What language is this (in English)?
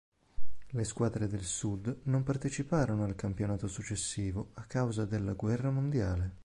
Italian